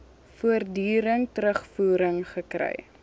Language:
Afrikaans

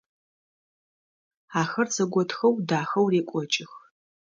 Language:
Adyghe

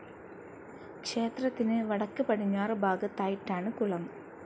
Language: Malayalam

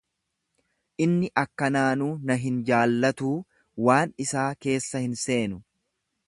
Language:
Oromo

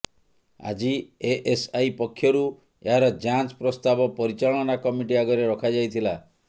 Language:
Odia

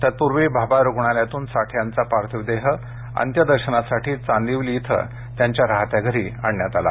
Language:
Marathi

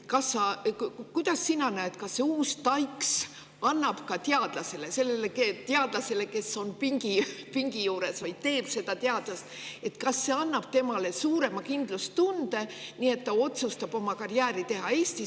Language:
Estonian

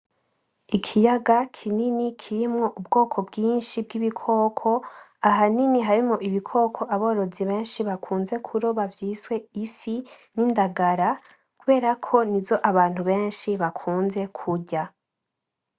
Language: Rundi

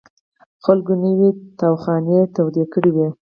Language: Pashto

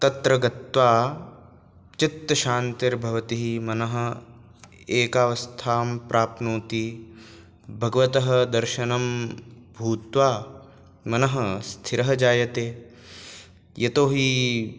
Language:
Sanskrit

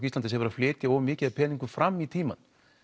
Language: Icelandic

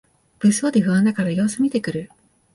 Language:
Japanese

